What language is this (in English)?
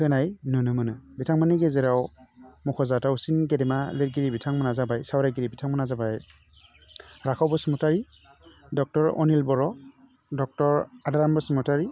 Bodo